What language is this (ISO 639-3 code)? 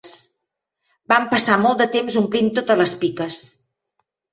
cat